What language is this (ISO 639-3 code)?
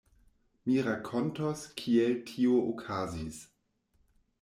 epo